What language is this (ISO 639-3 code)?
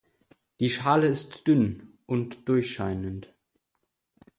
deu